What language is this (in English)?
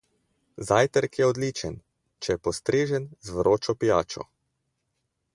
Slovenian